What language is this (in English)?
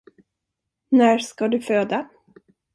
Swedish